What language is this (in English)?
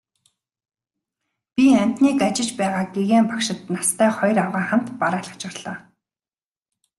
Mongolian